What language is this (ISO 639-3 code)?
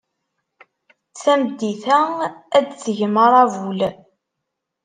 kab